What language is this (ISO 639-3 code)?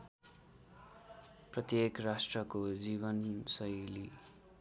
nep